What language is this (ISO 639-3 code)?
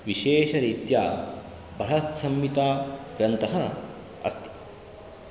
san